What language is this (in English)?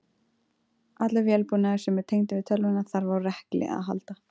Icelandic